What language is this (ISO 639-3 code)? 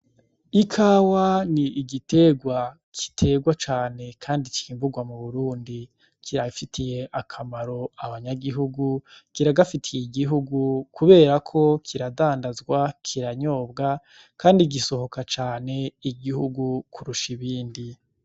run